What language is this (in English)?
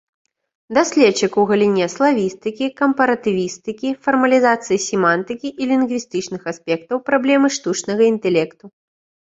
Belarusian